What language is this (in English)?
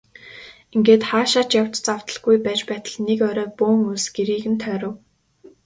Mongolian